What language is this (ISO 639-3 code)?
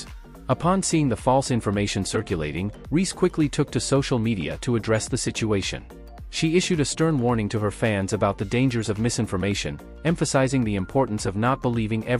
eng